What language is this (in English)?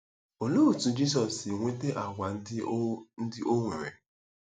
Igbo